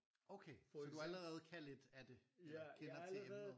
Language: Danish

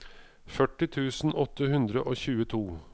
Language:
Norwegian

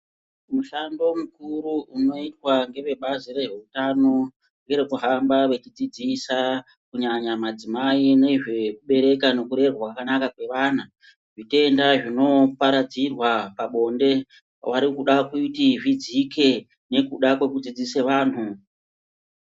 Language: Ndau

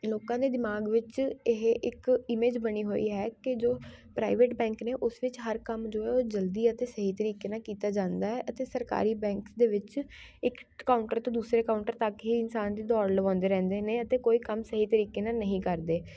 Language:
Punjabi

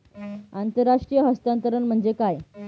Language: Marathi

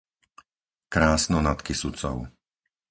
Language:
Slovak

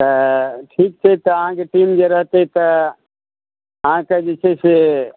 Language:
Maithili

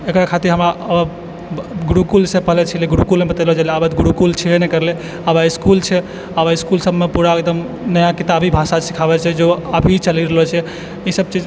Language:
Maithili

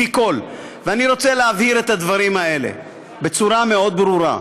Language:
Hebrew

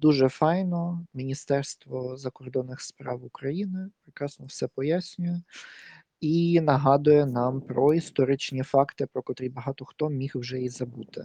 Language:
Ukrainian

